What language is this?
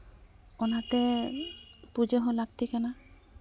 Santali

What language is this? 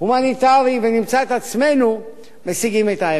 Hebrew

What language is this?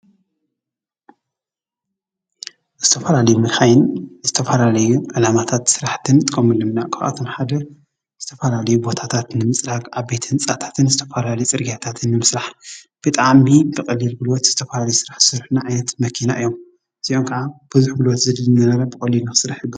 Tigrinya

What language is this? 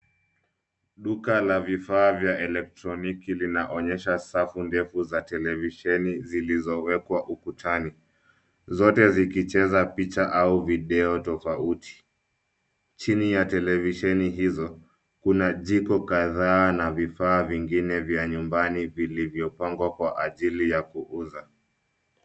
Swahili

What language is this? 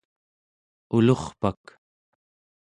Central Yupik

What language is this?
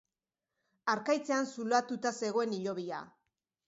Basque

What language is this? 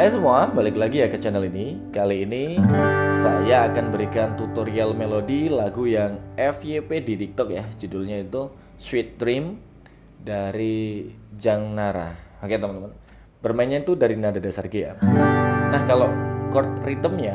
Indonesian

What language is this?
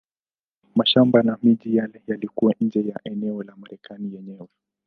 Swahili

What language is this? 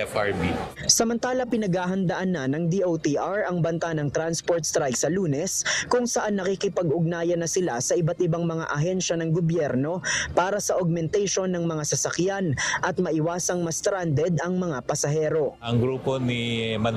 Filipino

